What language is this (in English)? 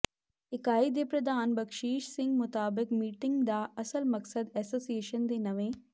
Punjabi